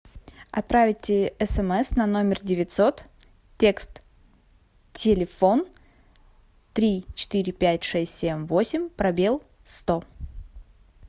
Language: Russian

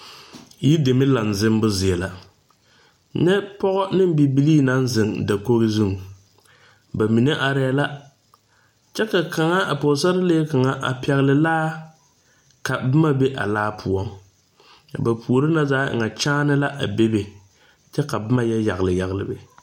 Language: Southern Dagaare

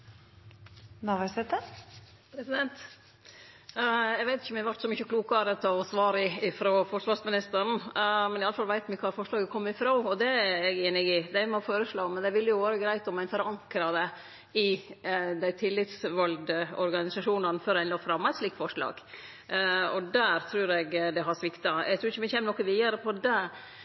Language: Norwegian Nynorsk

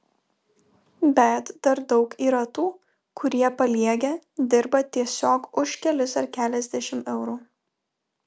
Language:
Lithuanian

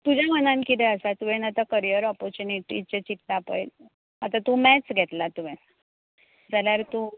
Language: Konkani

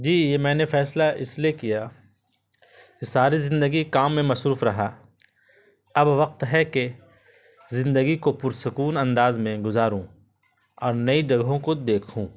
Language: Urdu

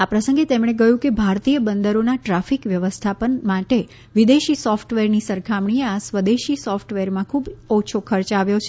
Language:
Gujarati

